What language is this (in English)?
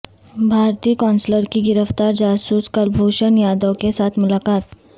Urdu